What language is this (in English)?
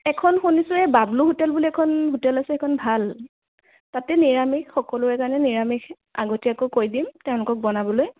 Assamese